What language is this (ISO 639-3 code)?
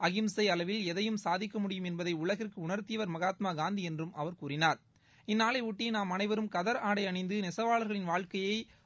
tam